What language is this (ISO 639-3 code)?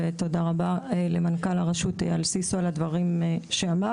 heb